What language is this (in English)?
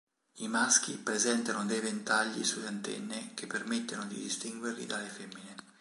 Italian